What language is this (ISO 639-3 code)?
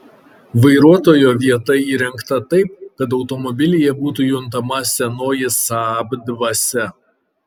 lit